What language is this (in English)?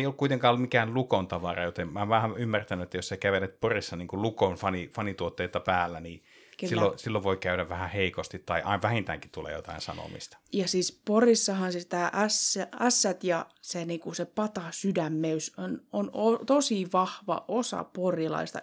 Finnish